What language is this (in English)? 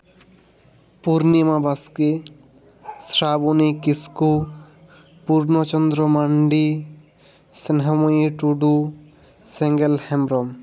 Santali